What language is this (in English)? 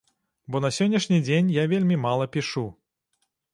Belarusian